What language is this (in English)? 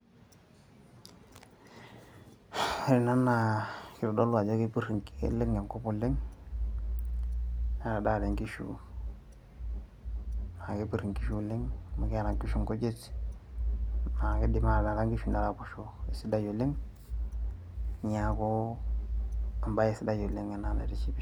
Masai